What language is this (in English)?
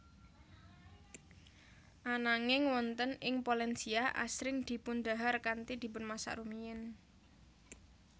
Javanese